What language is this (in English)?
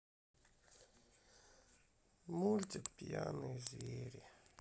Russian